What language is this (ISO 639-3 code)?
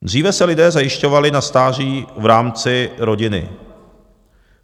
ces